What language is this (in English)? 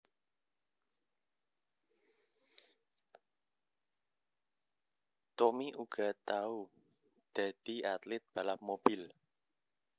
Javanese